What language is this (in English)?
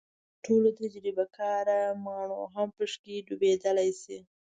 Pashto